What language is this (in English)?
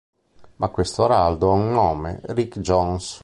Italian